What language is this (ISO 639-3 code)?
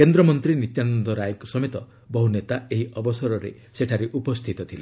ori